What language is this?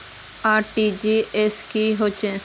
Magahi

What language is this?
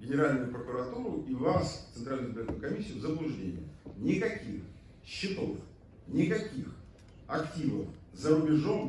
Russian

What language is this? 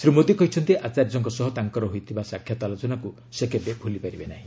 Odia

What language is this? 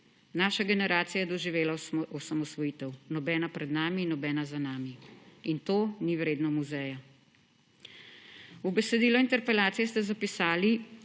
Slovenian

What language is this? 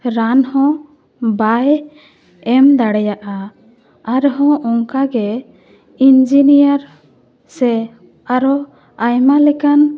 Santali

